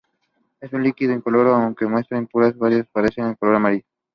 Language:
Spanish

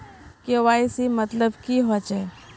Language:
Magahi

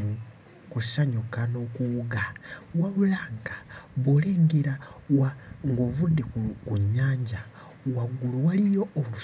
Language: Ganda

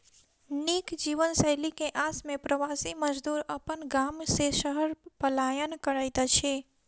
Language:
Maithili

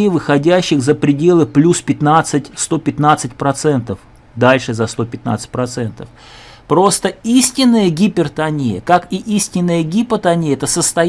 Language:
Russian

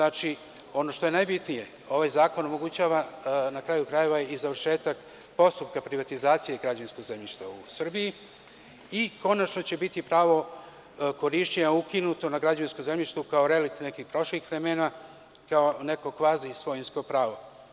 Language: Serbian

